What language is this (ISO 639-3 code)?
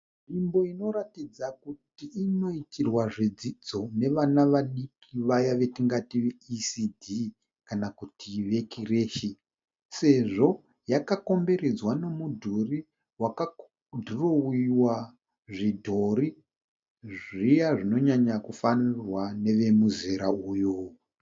sna